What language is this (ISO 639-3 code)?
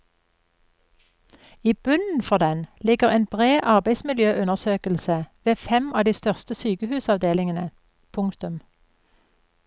nor